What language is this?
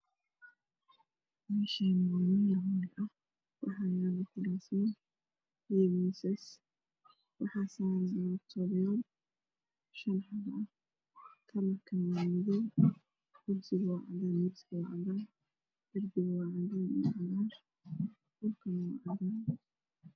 Somali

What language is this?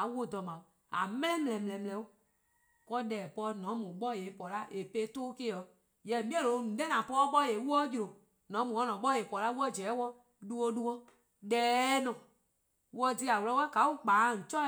Eastern Krahn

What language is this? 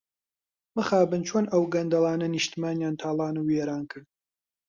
Central Kurdish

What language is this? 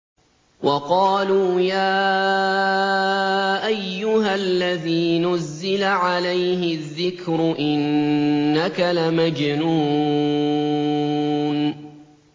Arabic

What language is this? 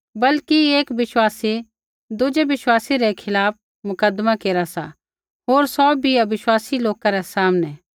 Kullu Pahari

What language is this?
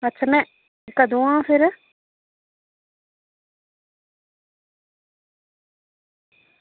Dogri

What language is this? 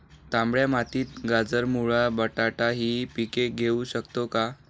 Marathi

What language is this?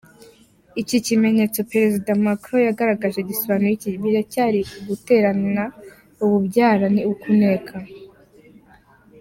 Kinyarwanda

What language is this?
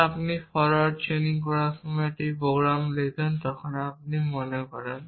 Bangla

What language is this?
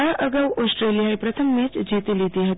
Gujarati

